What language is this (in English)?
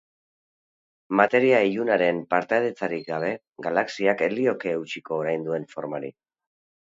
Basque